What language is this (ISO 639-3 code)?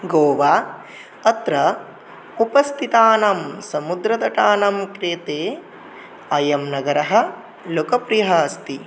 san